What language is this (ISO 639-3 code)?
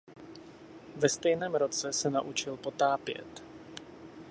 ces